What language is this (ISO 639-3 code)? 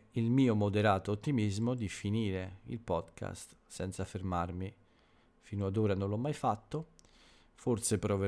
ita